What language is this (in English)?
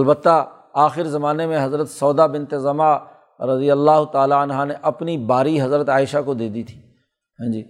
Urdu